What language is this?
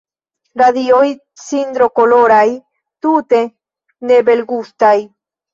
Esperanto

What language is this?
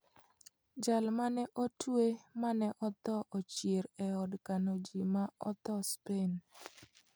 Luo (Kenya and Tanzania)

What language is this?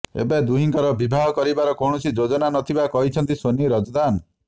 Odia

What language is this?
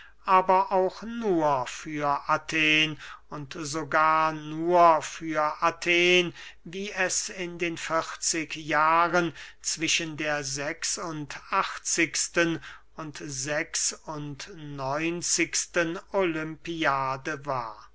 German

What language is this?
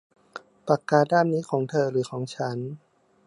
Thai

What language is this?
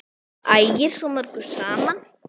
Icelandic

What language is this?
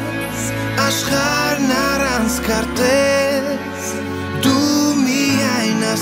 Spanish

